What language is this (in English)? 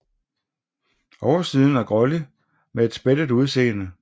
Danish